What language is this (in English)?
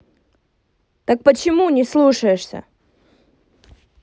Russian